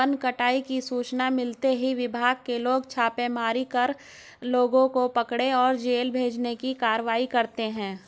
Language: Hindi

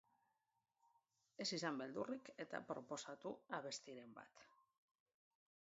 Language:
Basque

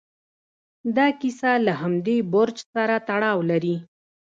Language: Pashto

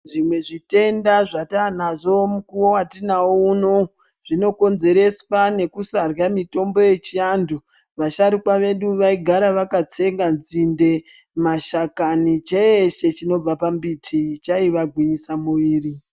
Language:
Ndau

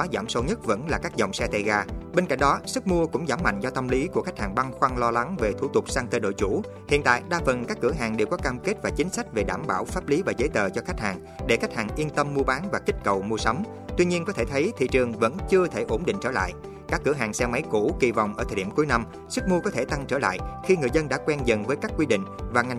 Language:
Vietnamese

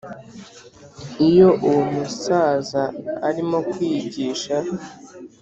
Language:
Kinyarwanda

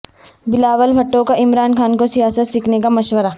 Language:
Urdu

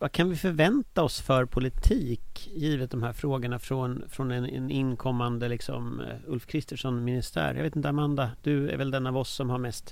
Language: Swedish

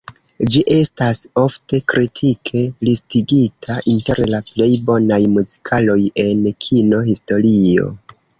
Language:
Esperanto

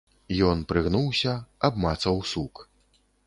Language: Belarusian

